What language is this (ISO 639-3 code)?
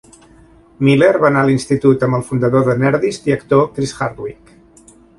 cat